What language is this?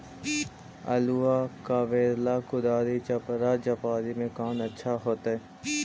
Magahi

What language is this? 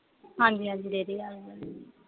Punjabi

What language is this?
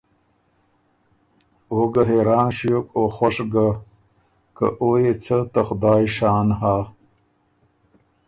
Ormuri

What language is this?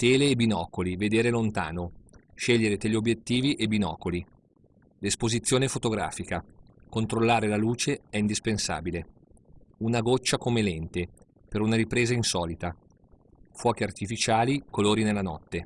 Italian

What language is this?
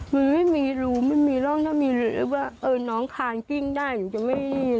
Thai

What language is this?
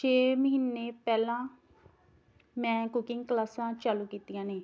Punjabi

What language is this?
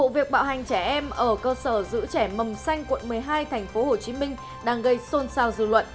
Vietnamese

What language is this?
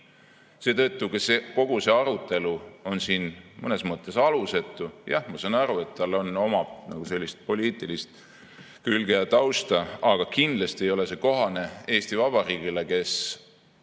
Estonian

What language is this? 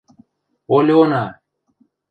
Western Mari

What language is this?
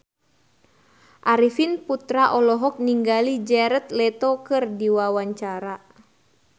Sundanese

